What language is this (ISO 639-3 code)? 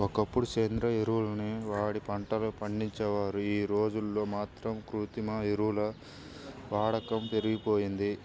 tel